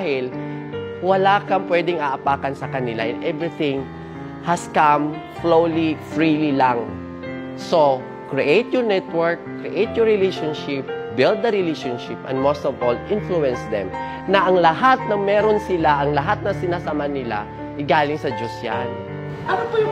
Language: Filipino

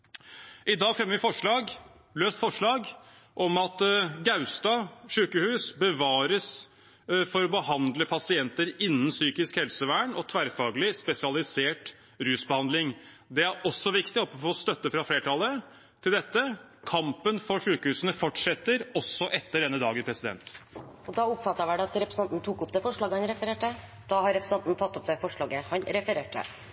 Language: Norwegian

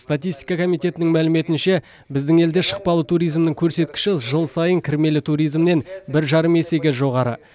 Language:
Kazakh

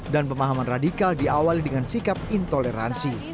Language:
Indonesian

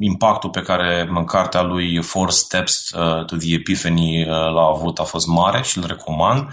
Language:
Romanian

